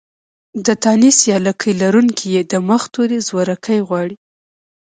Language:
Pashto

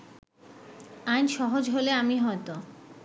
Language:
Bangla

